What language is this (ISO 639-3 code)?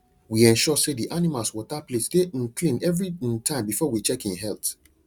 pcm